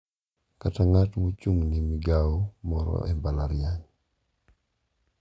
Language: Luo (Kenya and Tanzania)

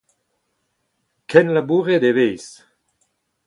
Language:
Breton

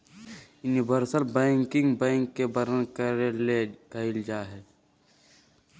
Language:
Magahi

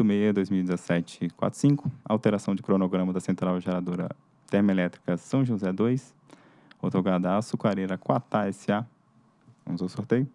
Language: Portuguese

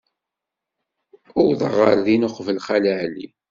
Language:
Kabyle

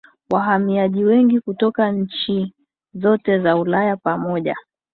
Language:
Swahili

